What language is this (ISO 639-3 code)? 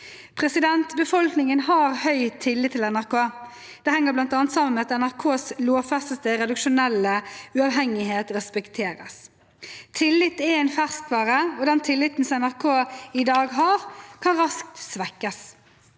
nor